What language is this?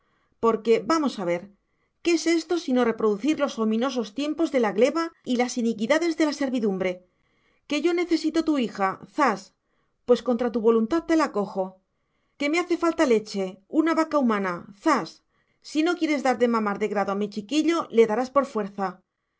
Spanish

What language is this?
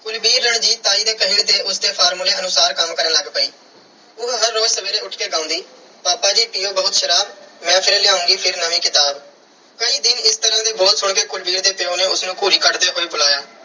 Punjabi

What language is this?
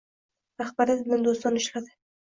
Uzbek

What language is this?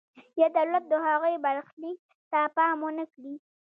Pashto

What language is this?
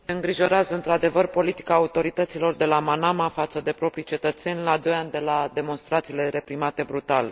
Romanian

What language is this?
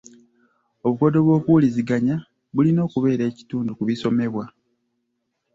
Ganda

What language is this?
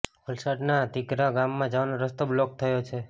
Gujarati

